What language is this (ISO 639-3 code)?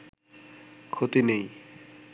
ben